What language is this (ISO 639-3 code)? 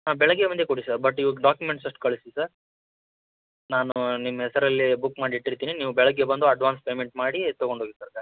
kan